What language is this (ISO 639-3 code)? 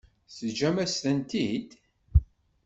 kab